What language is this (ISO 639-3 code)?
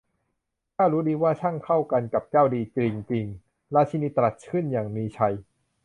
tha